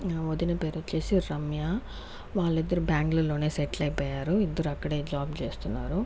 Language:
Telugu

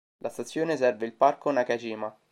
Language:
Italian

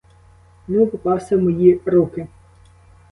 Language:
Ukrainian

